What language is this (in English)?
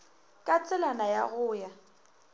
Northern Sotho